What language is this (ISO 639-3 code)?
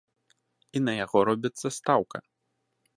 bel